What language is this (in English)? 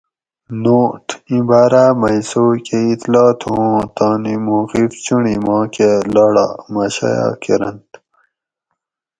Gawri